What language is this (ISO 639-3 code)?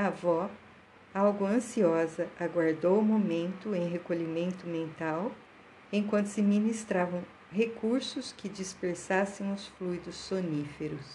por